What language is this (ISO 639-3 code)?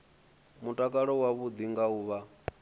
ven